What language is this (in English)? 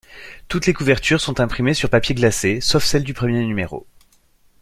French